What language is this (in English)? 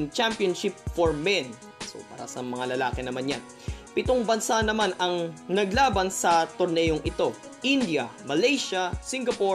Filipino